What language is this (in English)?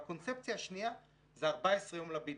Hebrew